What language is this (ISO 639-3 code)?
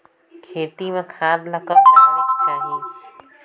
hne